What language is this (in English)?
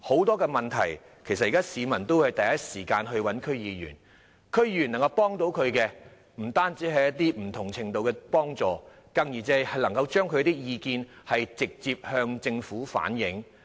Cantonese